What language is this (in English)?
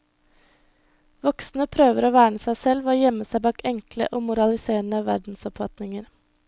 Norwegian